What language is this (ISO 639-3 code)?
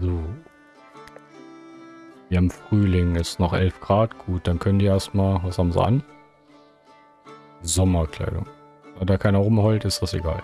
deu